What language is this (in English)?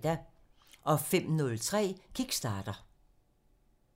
Danish